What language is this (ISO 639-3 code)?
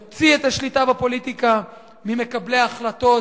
heb